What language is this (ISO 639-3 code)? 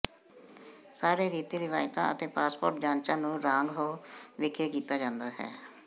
pan